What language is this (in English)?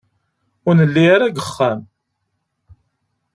Kabyle